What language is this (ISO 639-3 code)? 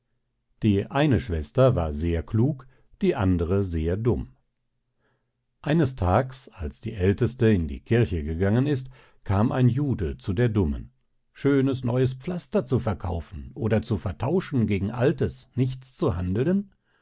deu